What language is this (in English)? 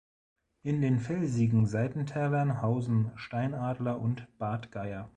German